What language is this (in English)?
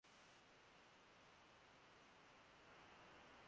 Bangla